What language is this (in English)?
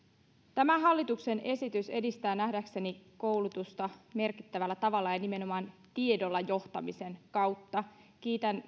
Finnish